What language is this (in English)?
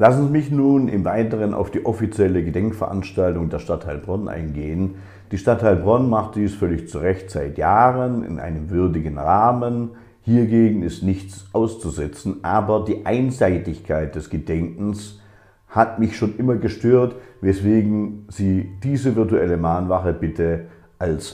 German